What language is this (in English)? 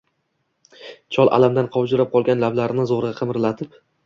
Uzbek